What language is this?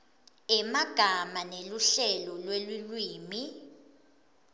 Swati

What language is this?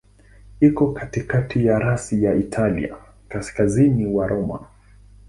Swahili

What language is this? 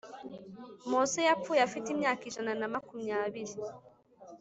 Kinyarwanda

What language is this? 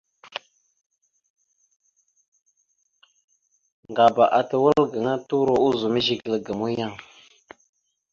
Mada (Cameroon)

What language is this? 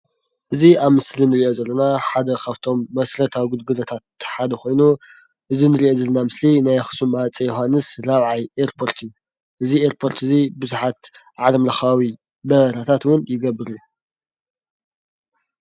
Tigrinya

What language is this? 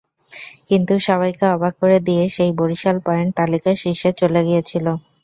Bangla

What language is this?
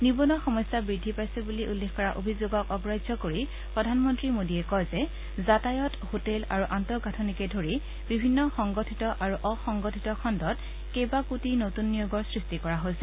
Assamese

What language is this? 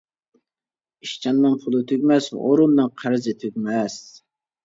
Uyghur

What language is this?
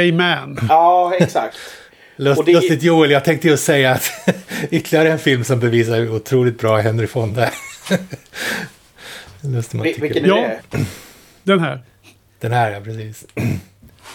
Swedish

